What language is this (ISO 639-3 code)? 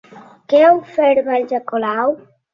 cat